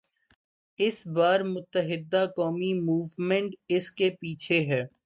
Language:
Urdu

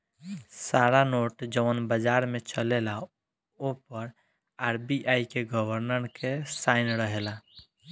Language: Bhojpuri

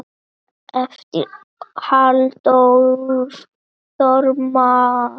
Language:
Icelandic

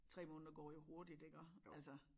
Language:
Danish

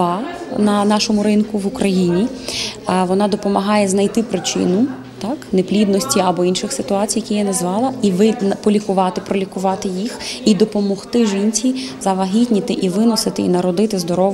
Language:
Ukrainian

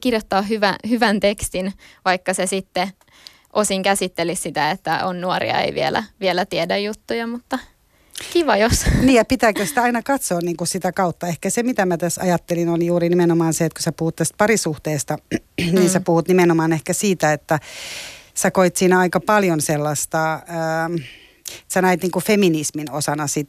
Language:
Finnish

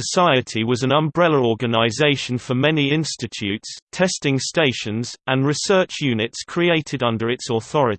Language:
English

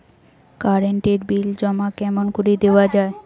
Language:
Bangla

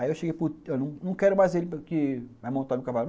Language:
Portuguese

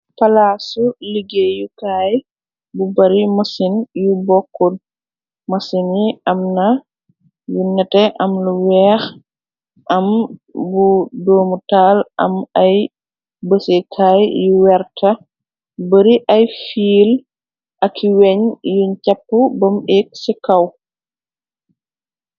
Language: Wolof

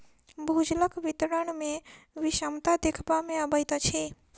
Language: Maithili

